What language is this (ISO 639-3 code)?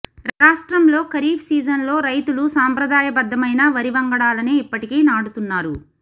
tel